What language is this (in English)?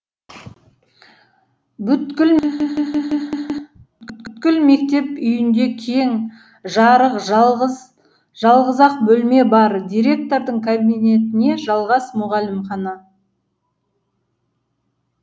Kazakh